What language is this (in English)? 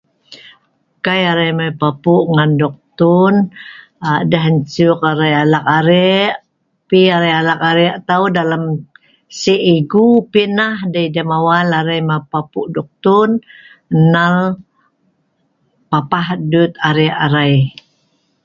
Sa'ban